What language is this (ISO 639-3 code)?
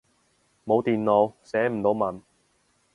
yue